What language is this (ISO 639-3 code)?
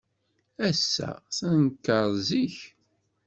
kab